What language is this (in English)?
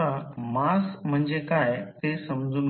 Marathi